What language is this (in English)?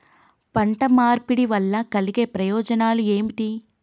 Telugu